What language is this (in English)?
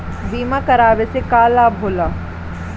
Bhojpuri